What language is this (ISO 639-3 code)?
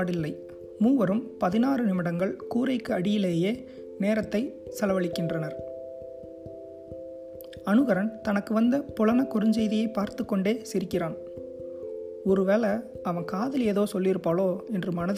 tam